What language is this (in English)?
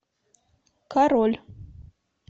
Russian